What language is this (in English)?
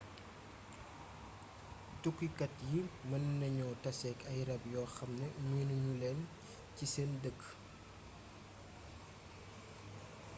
Wolof